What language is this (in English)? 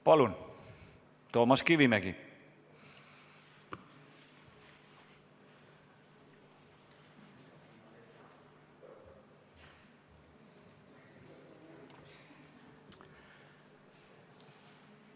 Estonian